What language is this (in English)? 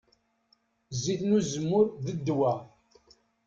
Kabyle